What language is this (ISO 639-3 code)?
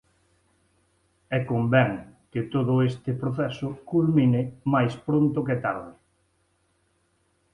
glg